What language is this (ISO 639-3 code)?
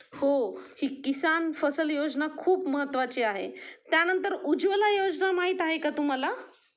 mar